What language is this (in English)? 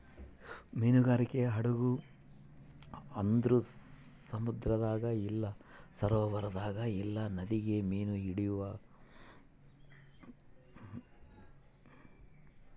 Kannada